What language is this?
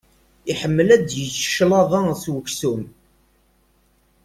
Kabyle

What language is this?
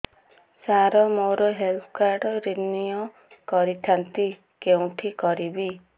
Odia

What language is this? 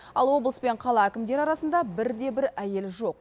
Kazakh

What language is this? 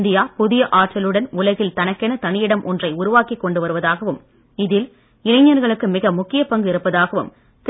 Tamil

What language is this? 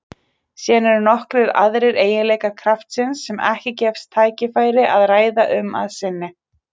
Icelandic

